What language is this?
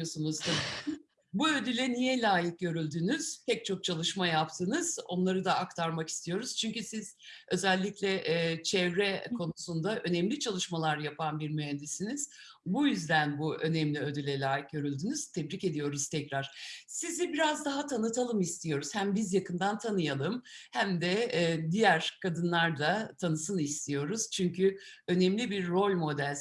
Turkish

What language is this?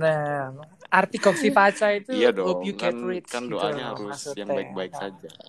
Indonesian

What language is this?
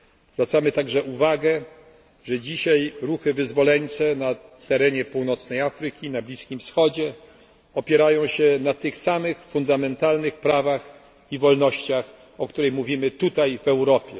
Polish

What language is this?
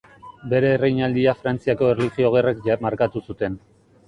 Basque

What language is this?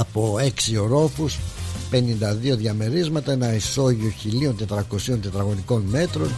Greek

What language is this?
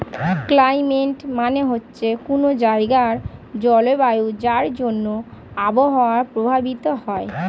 Bangla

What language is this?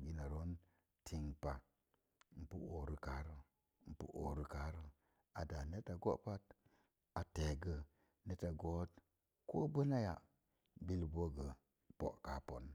Mom Jango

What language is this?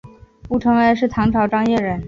Chinese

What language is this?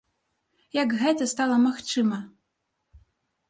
Belarusian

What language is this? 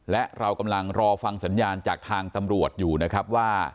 Thai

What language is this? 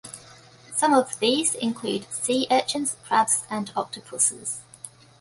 English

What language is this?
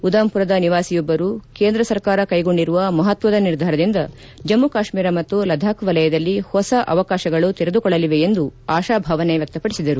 Kannada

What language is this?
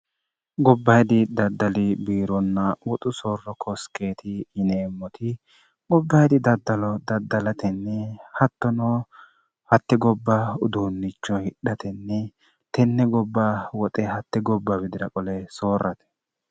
Sidamo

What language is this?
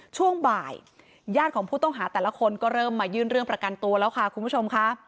Thai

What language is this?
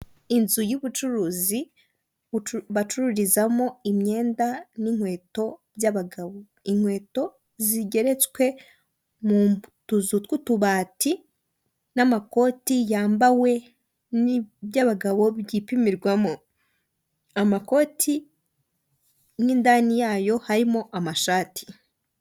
Kinyarwanda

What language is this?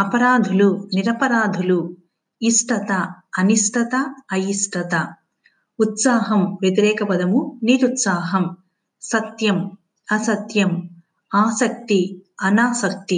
Telugu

